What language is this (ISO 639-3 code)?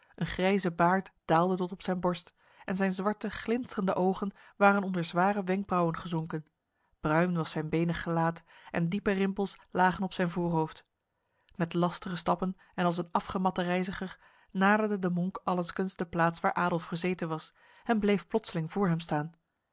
nld